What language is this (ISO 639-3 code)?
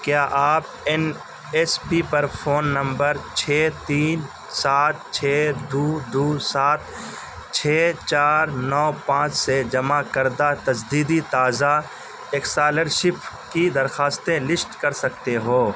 urd